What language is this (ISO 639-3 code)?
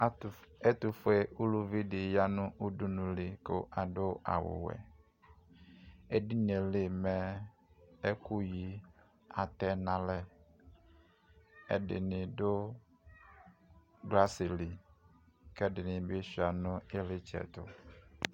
kpo